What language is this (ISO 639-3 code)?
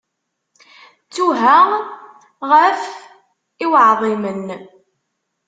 kab